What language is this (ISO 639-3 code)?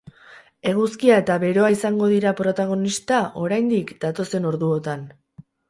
eus